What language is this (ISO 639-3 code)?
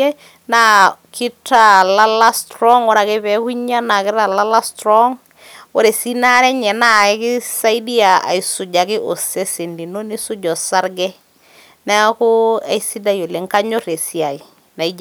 mas